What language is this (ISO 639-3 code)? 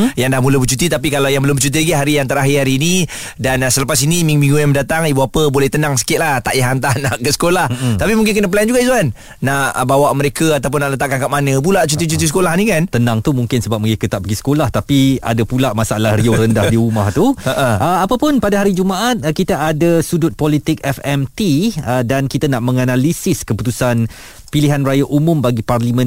msa